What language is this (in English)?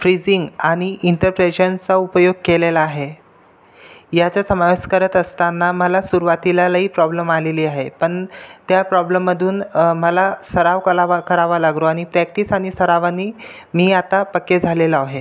Marathi